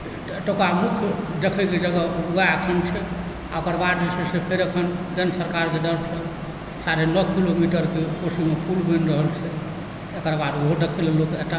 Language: Maithili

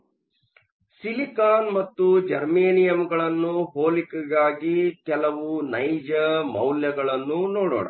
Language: Kannada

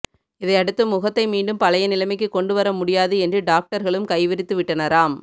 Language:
Tamil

